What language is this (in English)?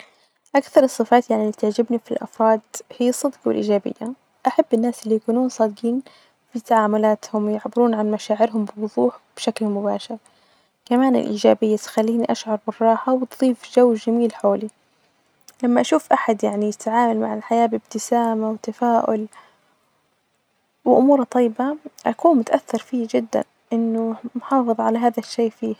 Najdi Arabic